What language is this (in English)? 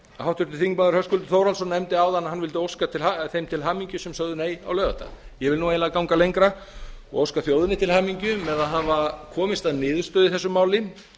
Icelandic